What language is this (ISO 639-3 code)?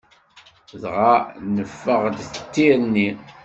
kab